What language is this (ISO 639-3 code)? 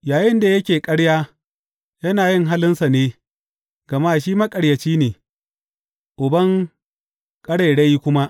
hau